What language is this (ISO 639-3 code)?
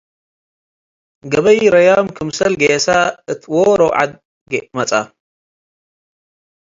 tig